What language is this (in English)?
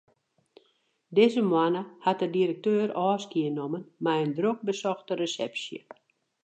Western Frisian